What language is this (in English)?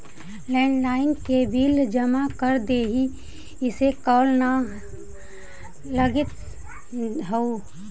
Magahi